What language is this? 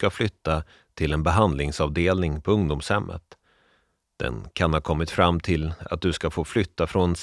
Swedish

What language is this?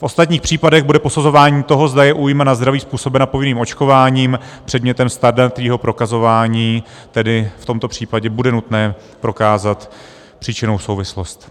Czech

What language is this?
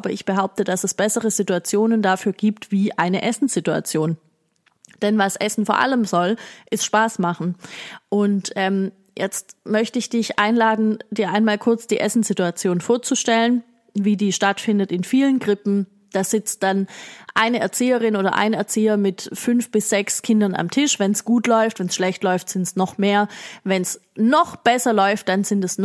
German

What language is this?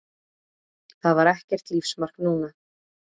Icelandic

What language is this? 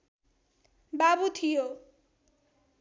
Nepali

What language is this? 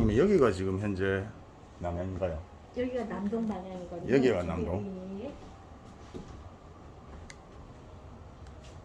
Korean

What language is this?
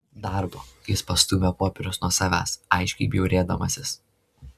Lithuanian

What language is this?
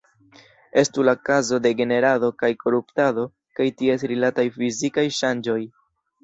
Esperanto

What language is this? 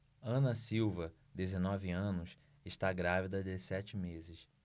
Portuguese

